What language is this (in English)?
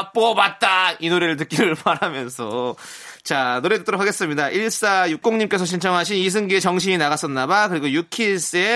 Korean